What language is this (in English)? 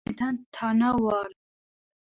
Georgian